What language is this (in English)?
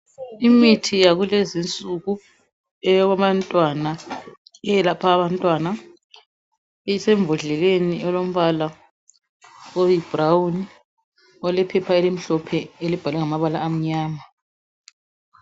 North Ndebele